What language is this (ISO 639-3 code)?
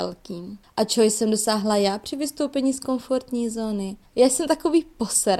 ces